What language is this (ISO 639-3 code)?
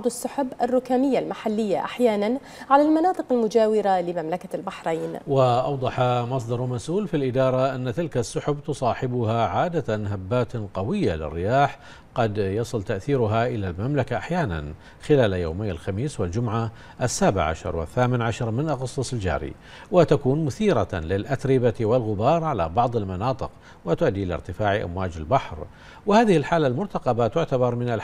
ara